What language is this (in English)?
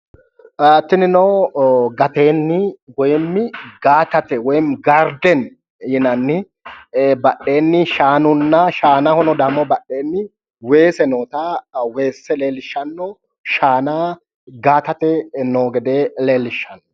Sidamo